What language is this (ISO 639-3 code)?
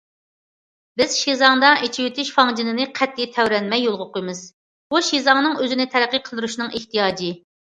uig